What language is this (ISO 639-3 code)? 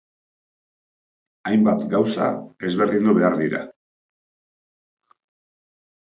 eus